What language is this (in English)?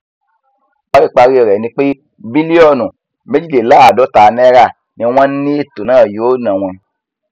Yoruba